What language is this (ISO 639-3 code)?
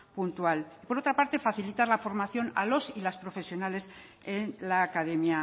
spa